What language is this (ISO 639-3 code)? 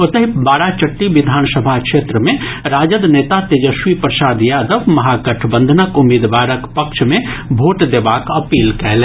mai